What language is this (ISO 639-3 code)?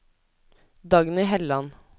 nor